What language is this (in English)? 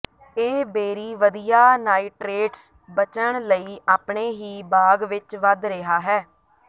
Punjabi